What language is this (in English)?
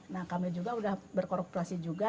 Indonesian